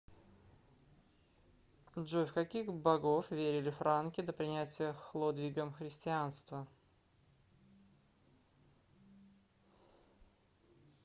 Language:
Russian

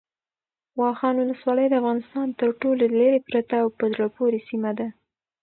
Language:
Pashto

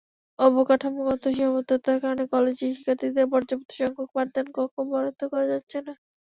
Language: Bangla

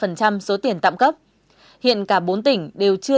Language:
Vietnamese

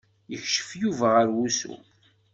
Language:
Kabyle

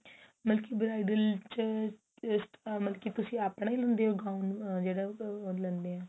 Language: Punjabi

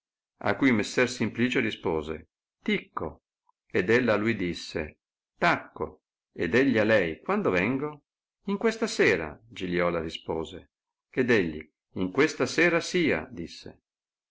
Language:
Italian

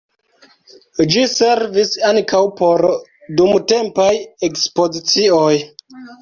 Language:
Esperanto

